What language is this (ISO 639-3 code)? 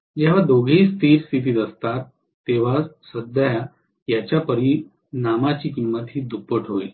mar